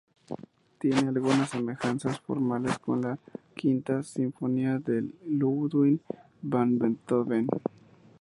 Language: Spanish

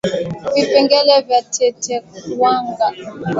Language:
Swahili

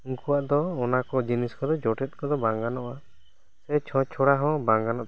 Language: Santali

